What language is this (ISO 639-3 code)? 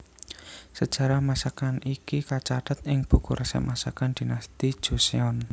jav